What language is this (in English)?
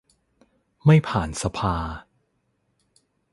Thai